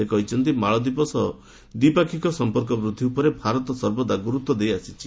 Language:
Odia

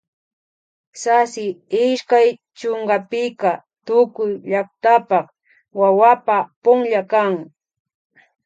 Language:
Imbabura Highland Quichua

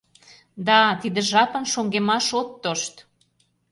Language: Mari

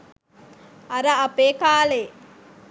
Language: Sinhala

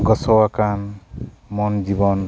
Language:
Santali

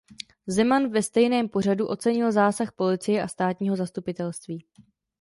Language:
Czech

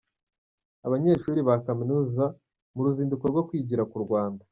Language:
Kinyarwanda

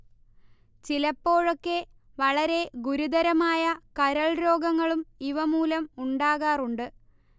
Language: Malayalam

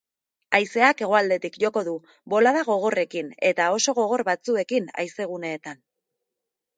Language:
Basque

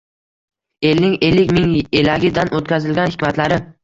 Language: Uzbek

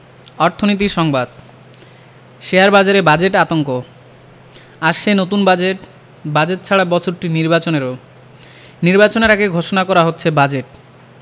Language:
Bangla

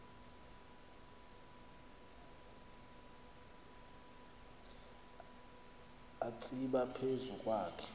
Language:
Xhosa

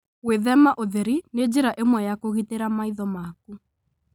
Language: Kikuyu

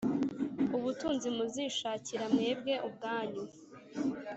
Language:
Kinyarwanda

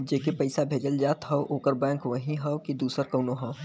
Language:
Bhojpuri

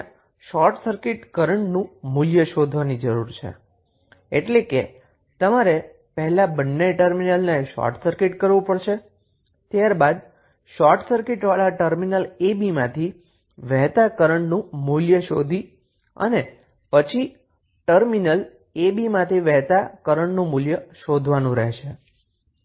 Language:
Gujarati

